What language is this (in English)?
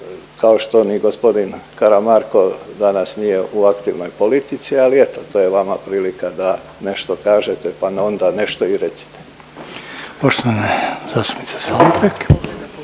Croatian